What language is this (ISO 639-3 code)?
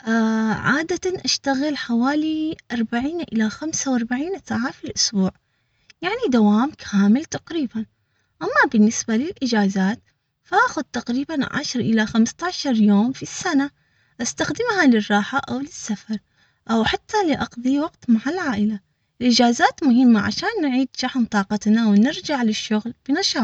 acx